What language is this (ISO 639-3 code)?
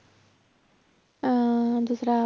pan